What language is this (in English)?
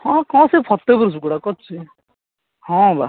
Odia